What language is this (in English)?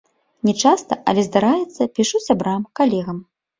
Belarusian